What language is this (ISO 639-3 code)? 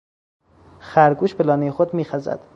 fas